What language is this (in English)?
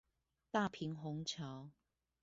Chinese